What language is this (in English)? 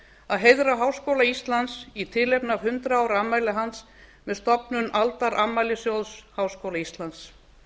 Icelandic